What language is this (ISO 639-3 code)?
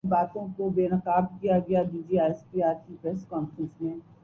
urd